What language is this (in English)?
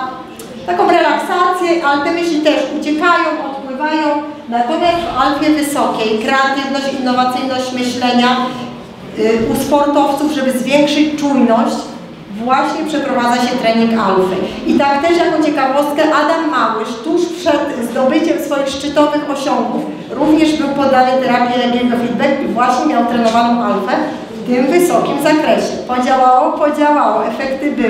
Polish